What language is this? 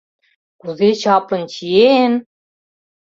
Mari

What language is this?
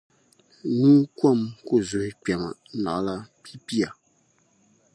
Dagbani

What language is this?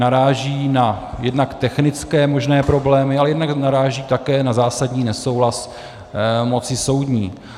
Czech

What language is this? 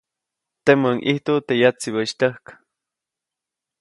Copainalá Zoque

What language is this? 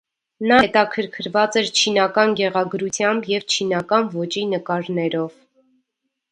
Armenian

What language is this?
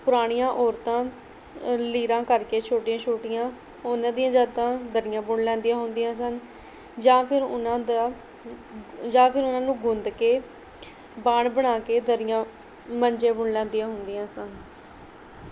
Punjabi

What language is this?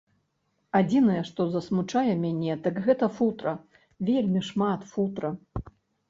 Belarusian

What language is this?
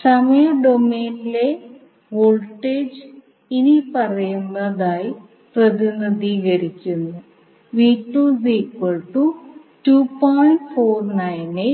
Malayalam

